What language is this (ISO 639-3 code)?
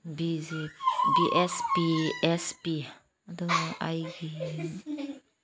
mni